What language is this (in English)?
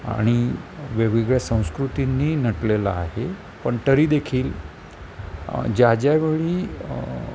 Marathi